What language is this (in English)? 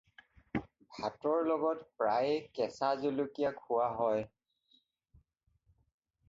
Assamese